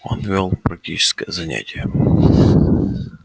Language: Russian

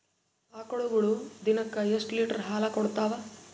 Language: Kannada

